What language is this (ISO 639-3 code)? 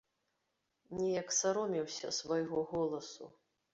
bel